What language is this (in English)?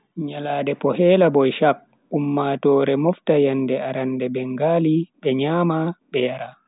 Bagirmi Fulfulde